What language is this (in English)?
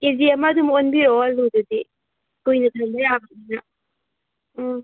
Manipuri